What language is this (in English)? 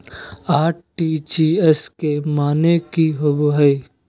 Magahi